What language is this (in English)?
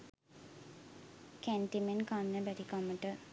Sinhala